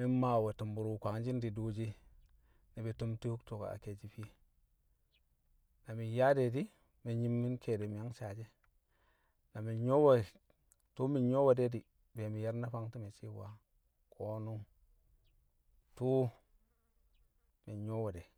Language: Kamo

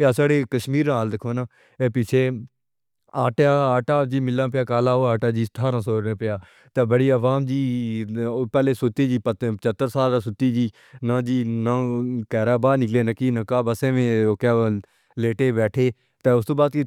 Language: Pahari-Potwari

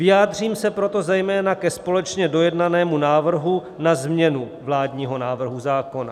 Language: Czech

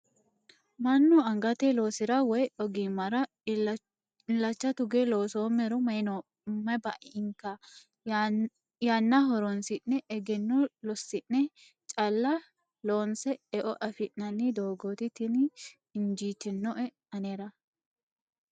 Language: Sidamo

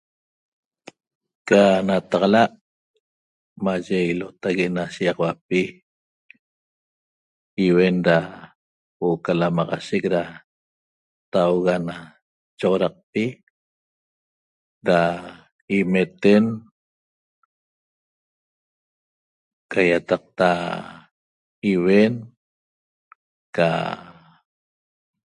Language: Toba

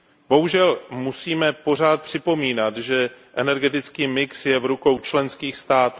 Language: Czech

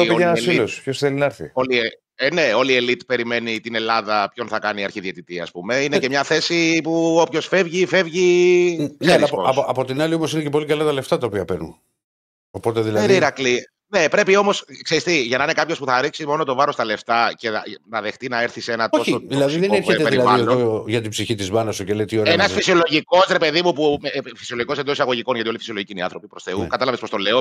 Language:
Greek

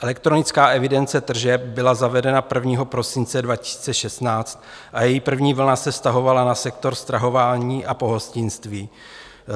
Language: Czech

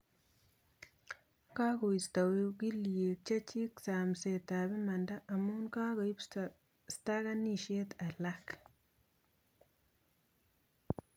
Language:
Kalenjin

